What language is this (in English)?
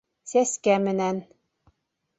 Bashkir